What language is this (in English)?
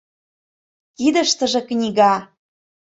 Mari